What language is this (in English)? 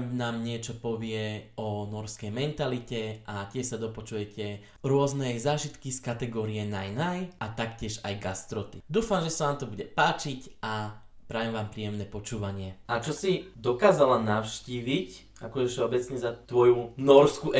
Slovak